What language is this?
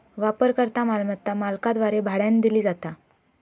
Marathi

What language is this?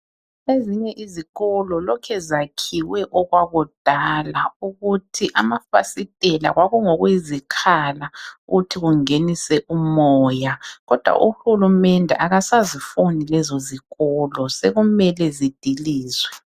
North Ndebele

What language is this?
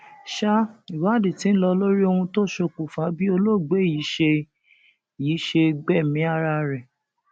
Yoruba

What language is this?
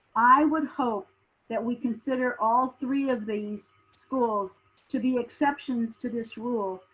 English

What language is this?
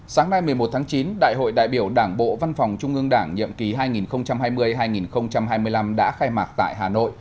Vietnamese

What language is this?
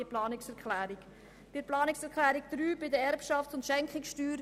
Swiss German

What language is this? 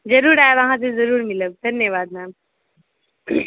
Maithili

